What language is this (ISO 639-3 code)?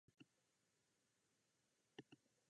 jpn